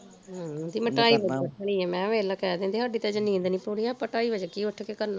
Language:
Punjabi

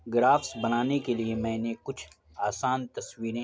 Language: Urdu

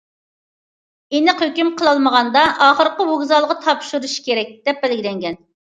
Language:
Uyghur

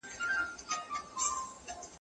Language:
Pashto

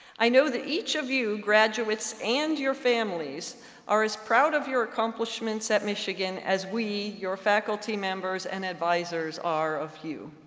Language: English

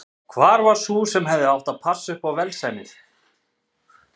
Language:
Icelandic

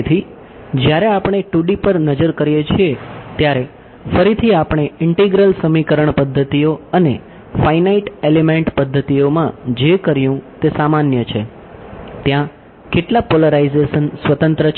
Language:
Gujarati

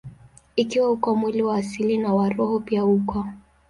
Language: Swahili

